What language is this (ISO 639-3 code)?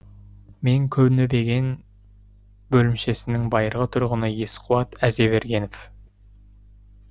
kaz